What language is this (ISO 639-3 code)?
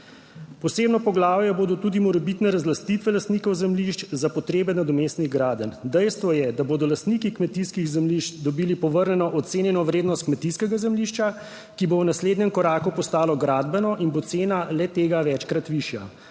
slv